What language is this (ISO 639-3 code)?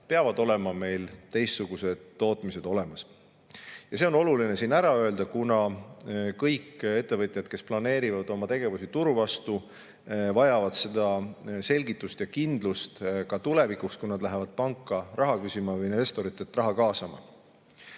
est